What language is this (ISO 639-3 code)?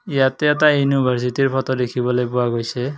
asm